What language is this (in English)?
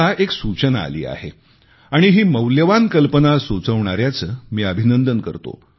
Marathi